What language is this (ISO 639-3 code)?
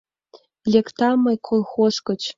chm